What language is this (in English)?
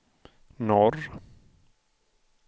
Swedish